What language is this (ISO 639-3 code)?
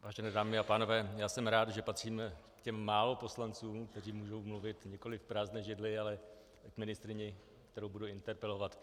ces